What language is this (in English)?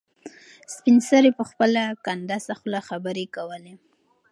Pashto